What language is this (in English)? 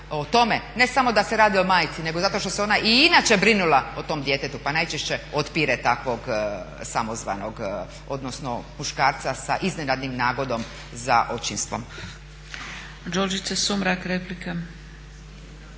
Croatian